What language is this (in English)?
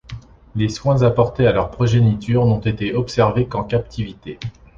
French